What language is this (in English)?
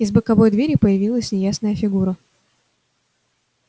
Russian